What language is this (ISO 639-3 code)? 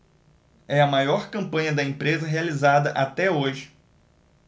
por